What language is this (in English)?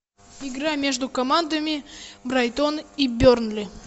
Russian